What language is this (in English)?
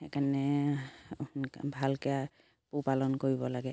Assamese